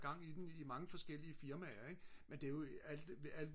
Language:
Danish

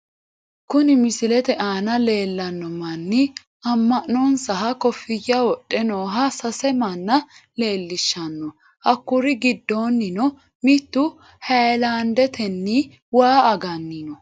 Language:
Sidamo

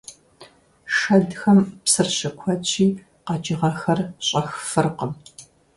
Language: Kabardian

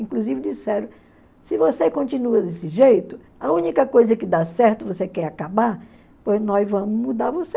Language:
Portuguese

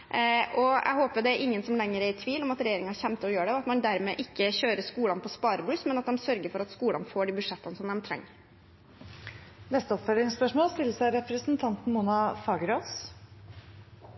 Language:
Norwegian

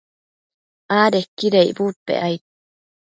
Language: Matsés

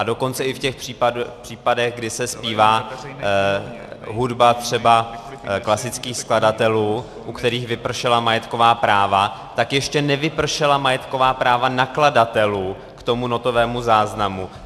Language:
Czech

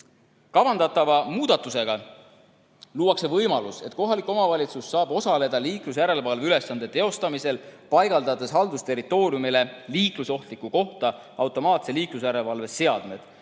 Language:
Estonian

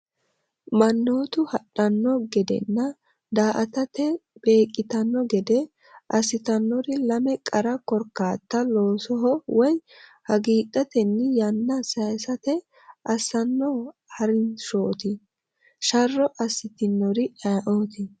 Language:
Sidamo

